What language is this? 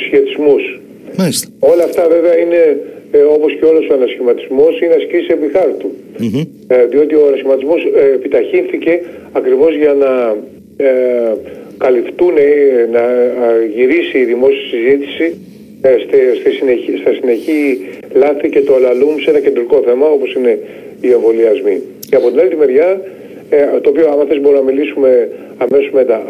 Greek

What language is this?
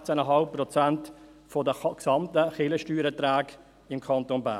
Swiss German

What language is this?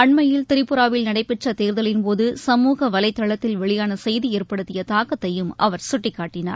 Tamil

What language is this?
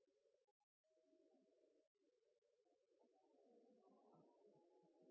Norwegian Bokmål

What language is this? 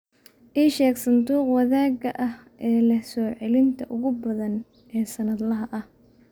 Somali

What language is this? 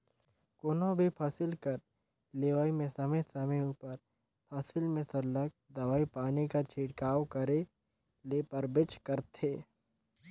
Chhattisgarhi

